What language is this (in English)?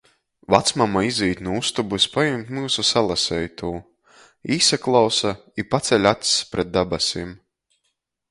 Latgalian